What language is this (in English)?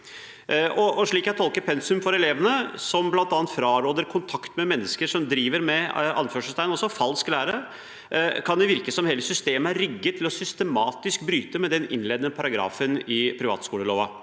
Norwegian